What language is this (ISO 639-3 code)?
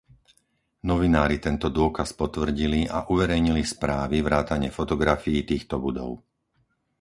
slk